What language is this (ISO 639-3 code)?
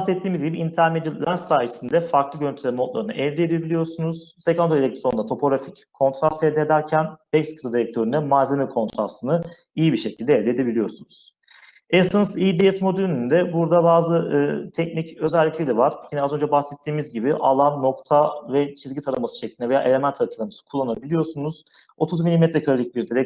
tur